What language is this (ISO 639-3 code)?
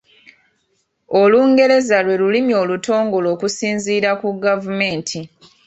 lug